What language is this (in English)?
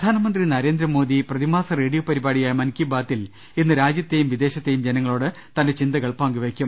Malayalam